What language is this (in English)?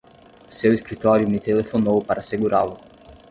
Portuguese